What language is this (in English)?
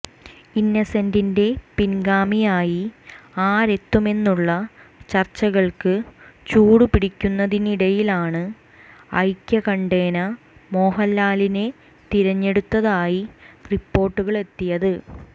Malayalam